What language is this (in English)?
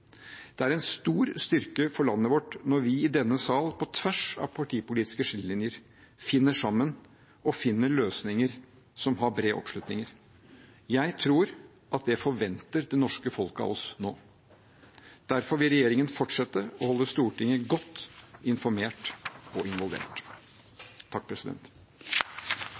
Norwegian Bokmål